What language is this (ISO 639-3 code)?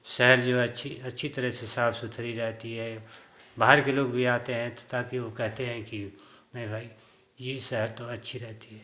hin